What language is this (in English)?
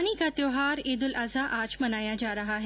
Hindi